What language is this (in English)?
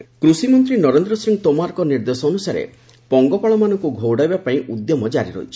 Odia